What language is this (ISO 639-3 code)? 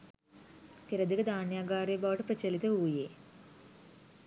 sin